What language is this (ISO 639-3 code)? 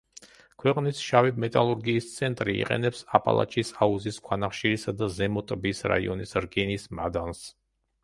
kat